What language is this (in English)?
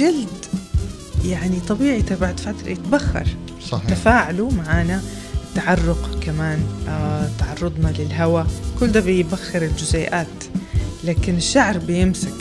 Arabic